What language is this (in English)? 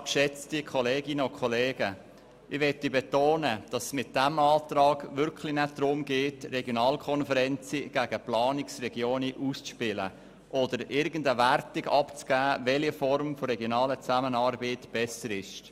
Swiss German